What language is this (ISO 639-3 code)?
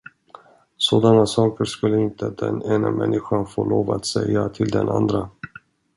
swe